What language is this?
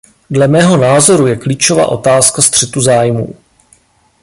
Czech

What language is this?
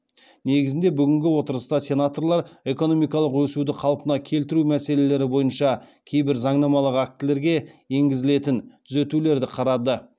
Kazakh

